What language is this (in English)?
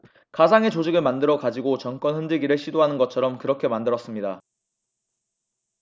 Korean